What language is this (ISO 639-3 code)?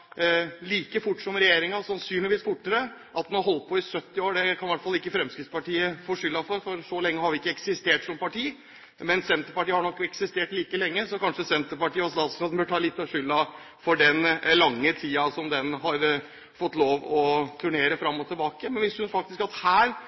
nob